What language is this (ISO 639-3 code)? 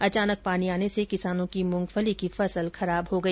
hin